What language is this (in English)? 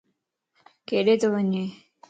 Lasi